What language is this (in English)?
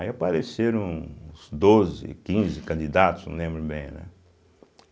Portuguese